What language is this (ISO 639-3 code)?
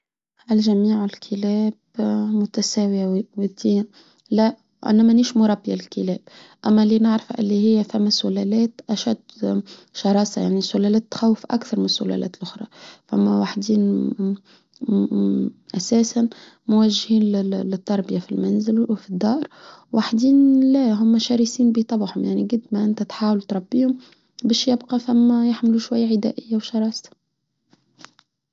aeb